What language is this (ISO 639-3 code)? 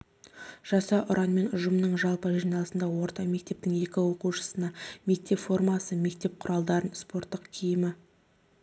kaz